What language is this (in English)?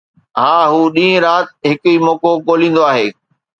Sindhi